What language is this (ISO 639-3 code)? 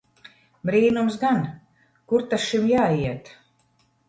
lav